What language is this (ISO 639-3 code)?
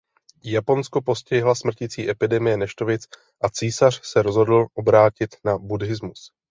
ces